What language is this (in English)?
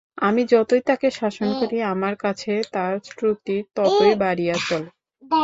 Bangla